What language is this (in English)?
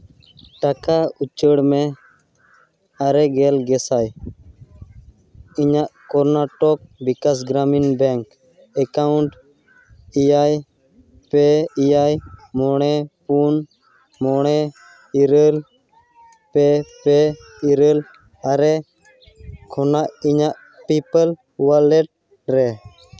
Santali